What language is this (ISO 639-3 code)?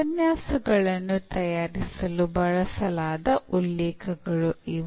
kan